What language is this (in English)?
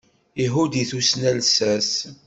Kabyle